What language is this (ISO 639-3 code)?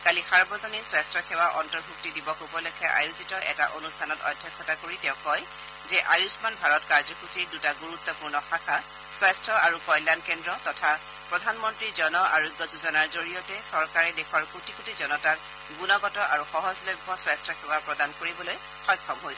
asm